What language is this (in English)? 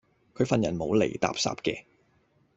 Cantonese